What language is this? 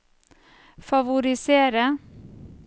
Norwegian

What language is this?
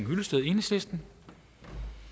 Danish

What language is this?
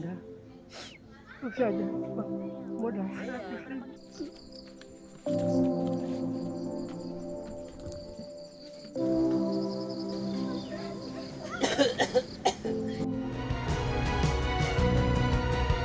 Indonesian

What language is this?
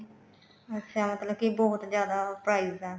Punjabi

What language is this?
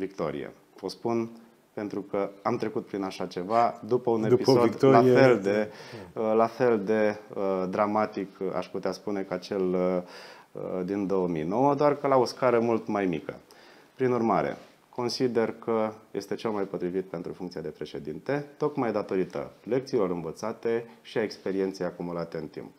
Romanian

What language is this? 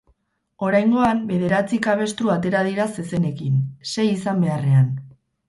Basque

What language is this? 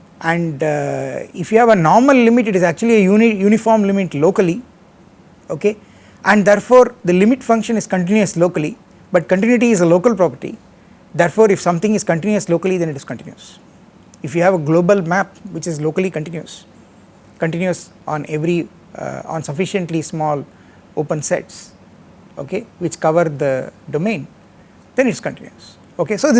English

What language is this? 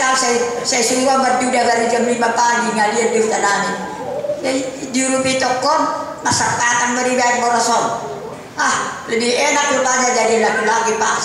Indonesian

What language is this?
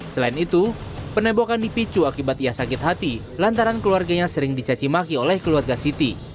Indonesian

